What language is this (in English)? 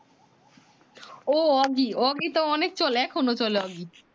Bangla